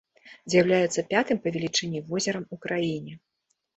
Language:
Belarusian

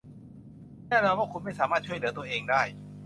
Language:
Thai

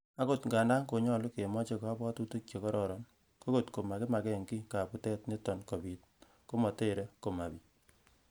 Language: Kalenjin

